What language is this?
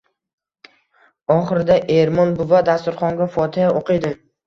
Uzbek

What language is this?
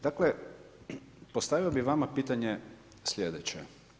Croatian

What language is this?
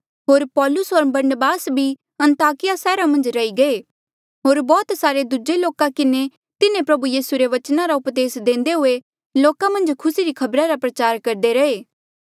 Mandeali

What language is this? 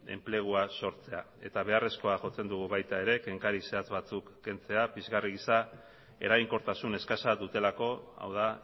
Basque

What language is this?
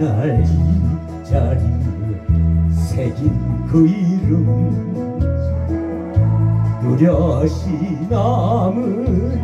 Korean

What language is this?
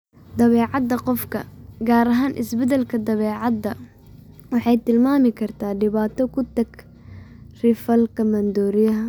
Somali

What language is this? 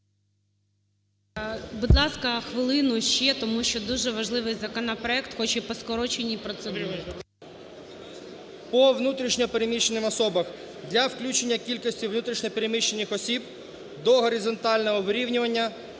Ukrainian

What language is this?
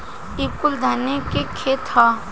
Bhojpuri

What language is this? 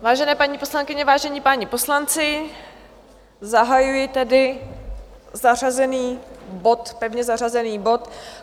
Czech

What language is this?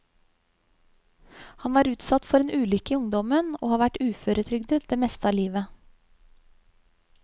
Norwegian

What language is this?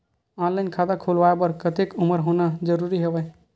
Chhattisgarhi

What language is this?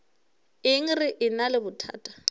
Northern Sotho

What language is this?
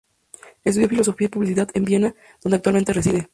Spanish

